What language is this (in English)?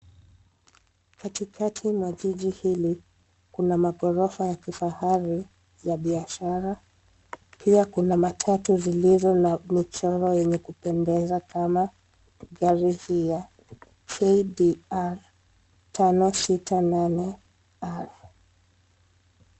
Swahili